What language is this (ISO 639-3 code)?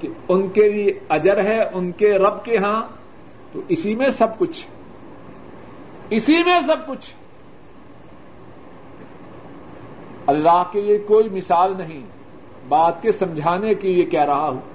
urd